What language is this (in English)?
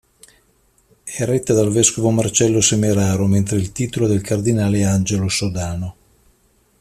Italian